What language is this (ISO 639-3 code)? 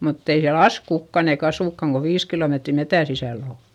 fin